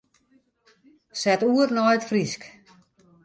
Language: Western Frisian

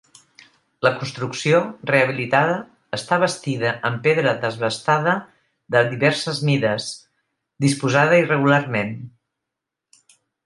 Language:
Catalan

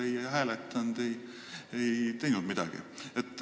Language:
Estonian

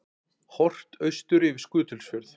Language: Icelandic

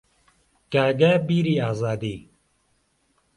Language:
Central Kurdish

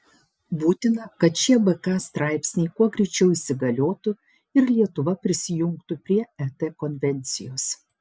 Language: Lithuanian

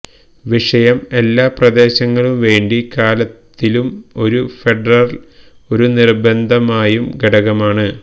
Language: Malayalam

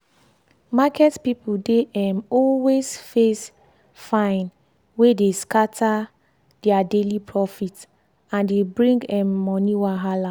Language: Nigerian Pidgin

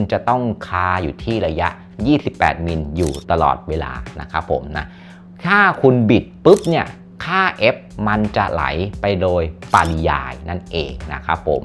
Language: Thai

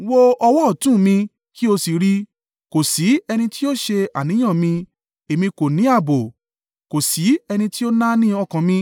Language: Yoruba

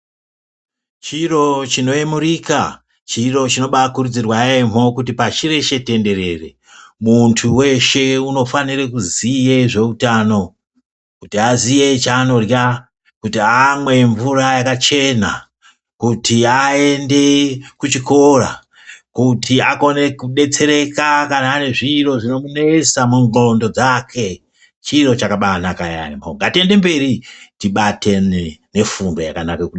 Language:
Ndau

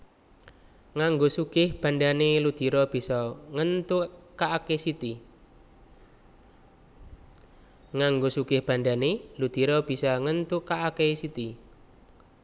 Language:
Javanese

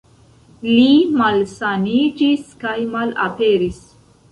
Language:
Esperanto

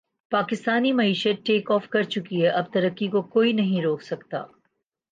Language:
Urdu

